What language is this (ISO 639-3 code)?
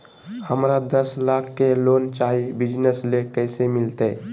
mag